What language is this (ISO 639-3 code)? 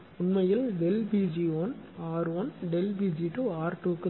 tam